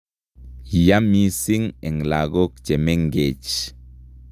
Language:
Kalenjin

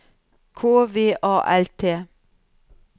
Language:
Norwegian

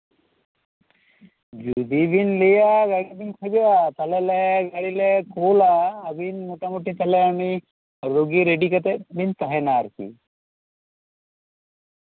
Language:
Santali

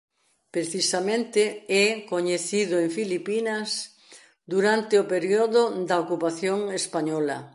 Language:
Galician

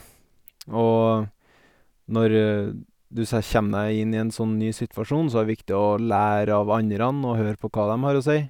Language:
Norwegian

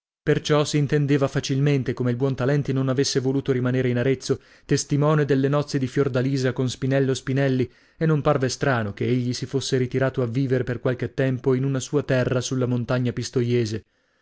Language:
Italian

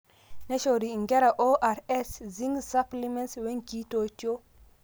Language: Masai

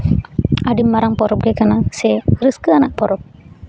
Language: Santali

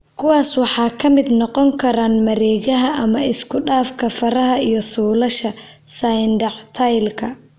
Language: Somali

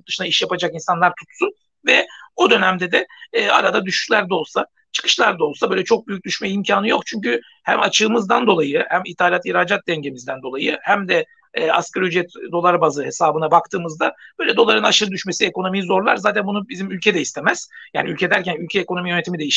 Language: Turkish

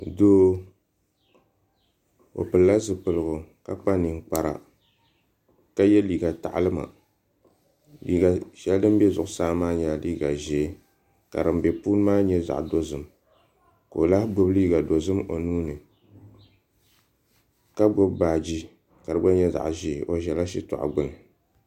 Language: Dagbani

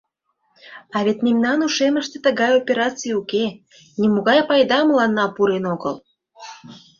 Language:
Mari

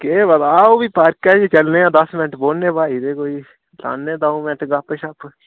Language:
Dogri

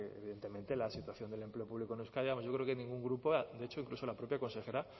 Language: Spanish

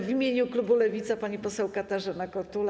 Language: Polish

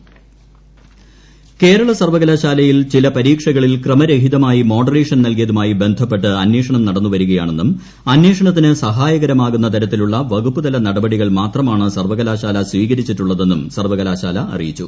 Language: Malayalam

